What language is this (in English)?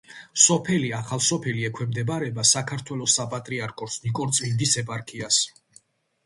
Georgian